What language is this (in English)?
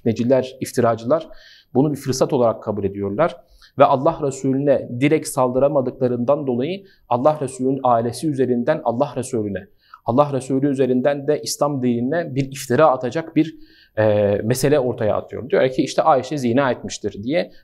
Turkish